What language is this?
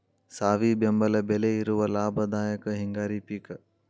Kannada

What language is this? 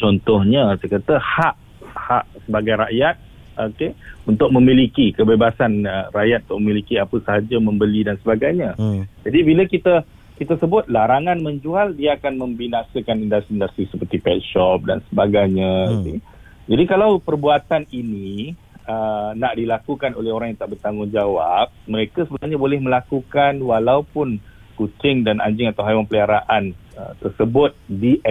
Malay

